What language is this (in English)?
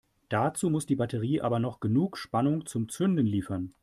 German